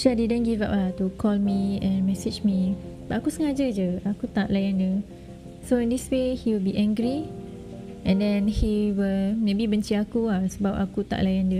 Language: Malay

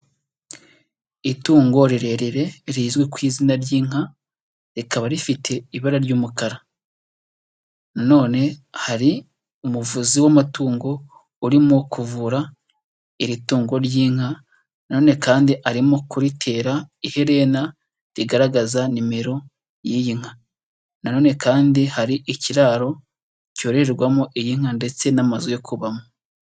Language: Kinyarwanda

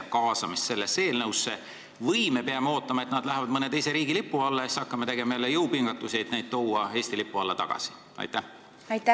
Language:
Estonian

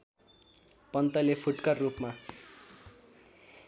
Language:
Nepali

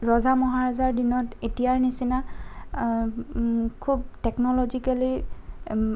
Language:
Assamese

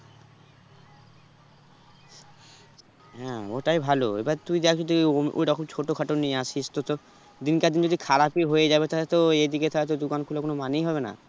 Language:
Bangla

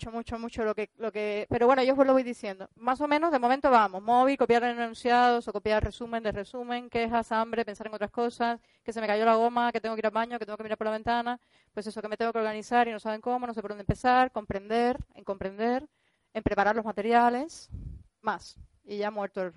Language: Spanish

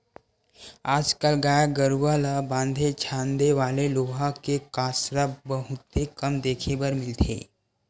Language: Chhattisgarhi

